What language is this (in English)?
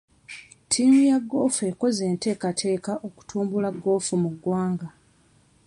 Ganda